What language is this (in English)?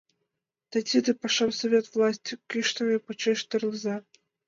Mari